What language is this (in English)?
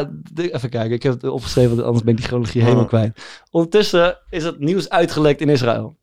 Dutch